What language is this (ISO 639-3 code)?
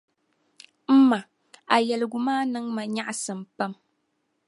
dag